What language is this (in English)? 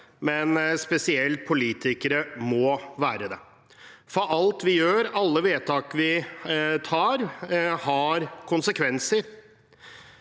Norwegian